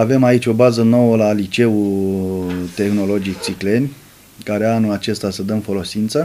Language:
Romanian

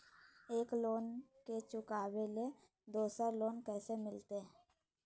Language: Magahi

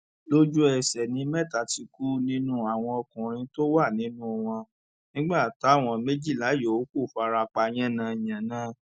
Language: Yoruba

